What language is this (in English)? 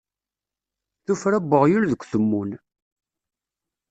Kabyle